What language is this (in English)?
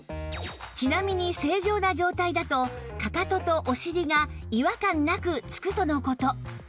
Japanese